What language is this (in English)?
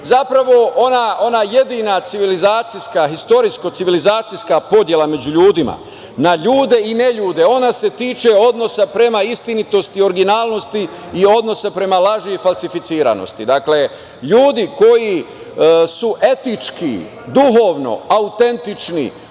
Serbian